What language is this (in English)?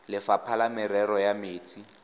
Tswana